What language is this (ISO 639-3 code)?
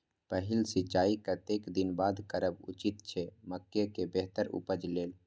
mai